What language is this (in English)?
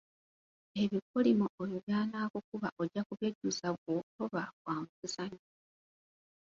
Ganda